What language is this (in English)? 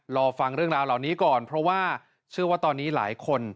Thai